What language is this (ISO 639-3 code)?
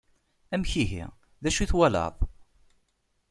kab